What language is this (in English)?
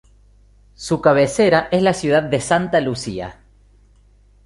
Spanish